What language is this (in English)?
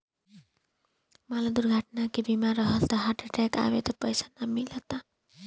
Bhojpuri